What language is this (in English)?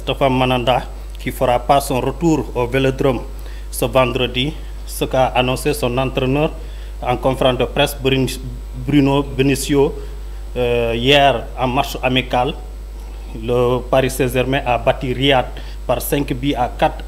French